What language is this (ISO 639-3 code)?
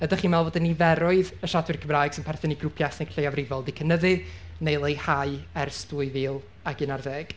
cym